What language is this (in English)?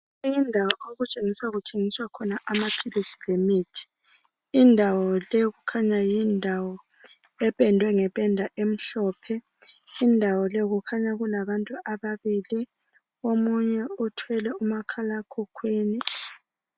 North Ndebele